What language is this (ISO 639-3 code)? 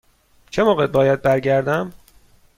fas